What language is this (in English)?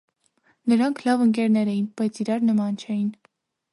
Armenian